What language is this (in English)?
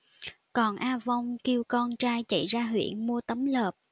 Vietnamese